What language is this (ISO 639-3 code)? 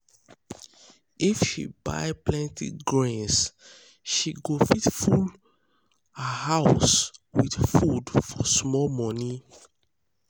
pcm